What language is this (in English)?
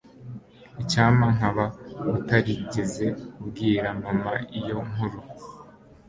Kinyarwanda